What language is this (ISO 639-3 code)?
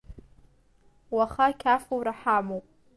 abk